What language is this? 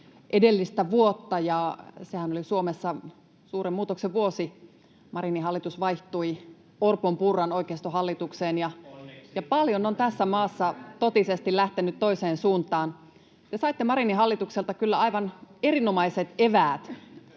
Finnish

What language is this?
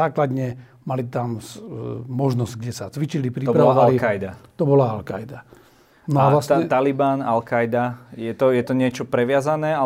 Slovak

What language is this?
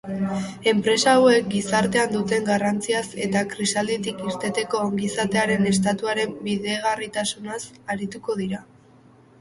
Basque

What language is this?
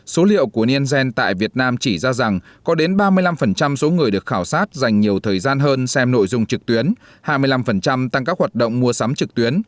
Vietnamese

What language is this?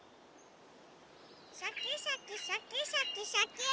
Japanese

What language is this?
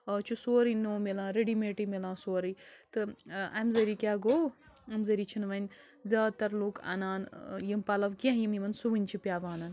Kashmiri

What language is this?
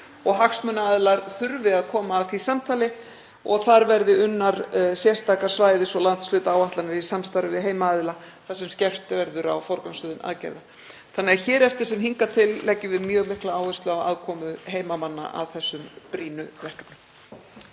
Icelandic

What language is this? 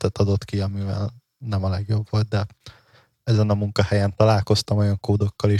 Hungarian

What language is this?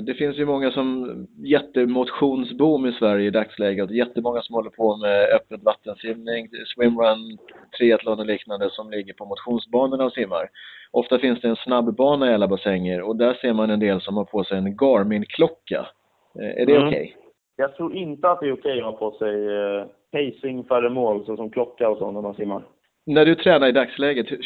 Swedish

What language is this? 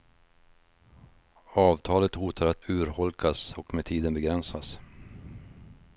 Swedish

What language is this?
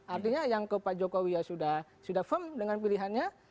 Indonesian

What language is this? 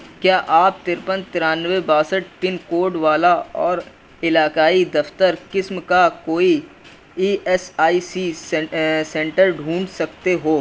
Urdu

